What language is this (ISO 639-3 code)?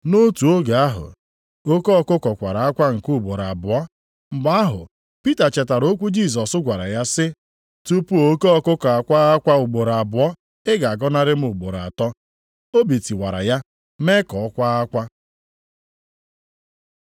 ibo